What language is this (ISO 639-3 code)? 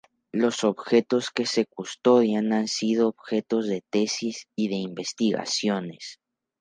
spa